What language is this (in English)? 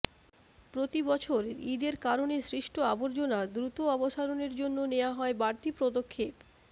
Bangla